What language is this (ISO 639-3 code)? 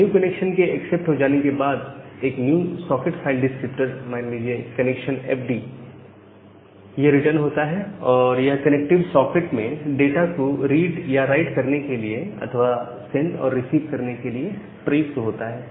hin